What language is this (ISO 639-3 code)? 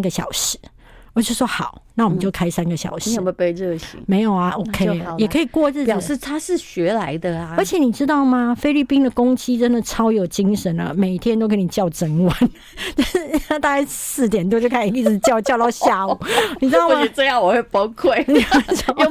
zho